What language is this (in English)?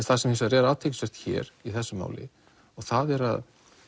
Icelandic